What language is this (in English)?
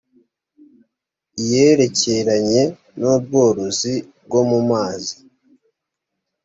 Kinyarwanda